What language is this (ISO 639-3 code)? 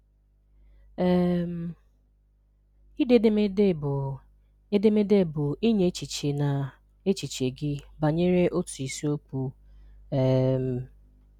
ibo